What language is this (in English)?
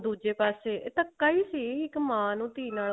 Punjabi